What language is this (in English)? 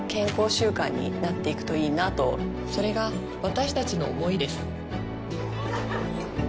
Japanese